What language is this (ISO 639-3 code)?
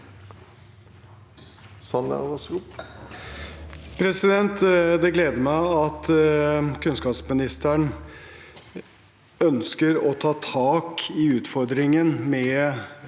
nor